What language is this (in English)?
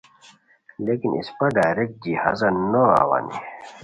Khowar